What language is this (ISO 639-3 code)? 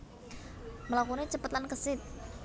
jav